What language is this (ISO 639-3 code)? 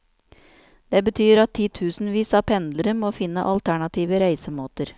nor